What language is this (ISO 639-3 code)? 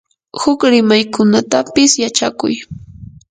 qur